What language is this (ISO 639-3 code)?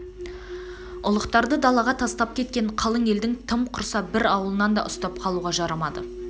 kaz